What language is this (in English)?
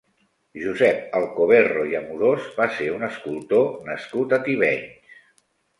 Catalan